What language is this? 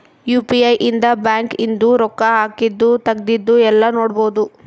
Kannada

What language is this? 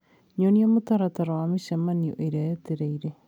Kikuyu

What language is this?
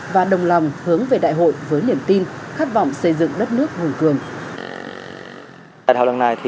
Vietnamese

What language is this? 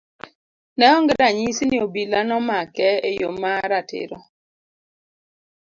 Luo (Kenya and Tanzania)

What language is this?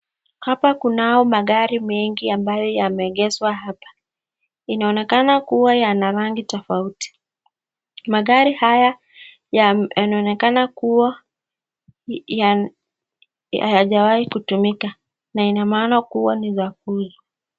Swahili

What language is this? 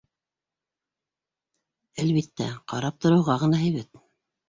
Bashkir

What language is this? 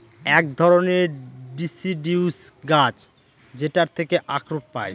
Bangla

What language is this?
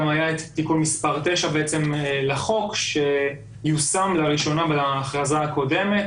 Hebrew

